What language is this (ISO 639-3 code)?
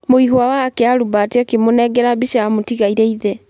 kik